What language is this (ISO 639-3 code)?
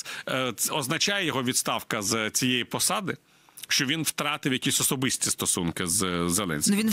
ukr